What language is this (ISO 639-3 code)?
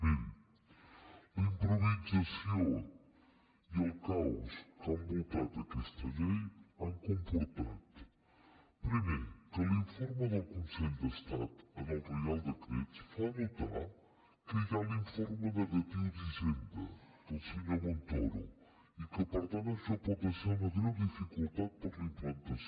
cat